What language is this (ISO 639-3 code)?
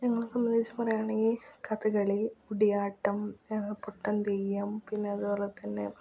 mal